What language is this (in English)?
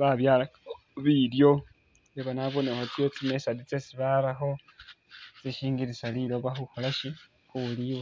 Masaaba